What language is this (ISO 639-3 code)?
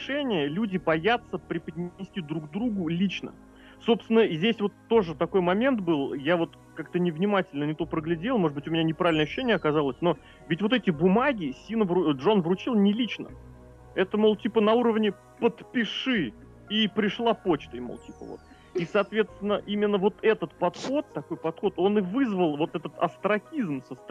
rus